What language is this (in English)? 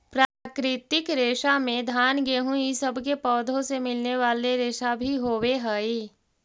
Magahi